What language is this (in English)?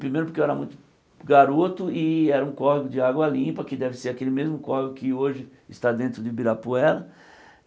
Portuguese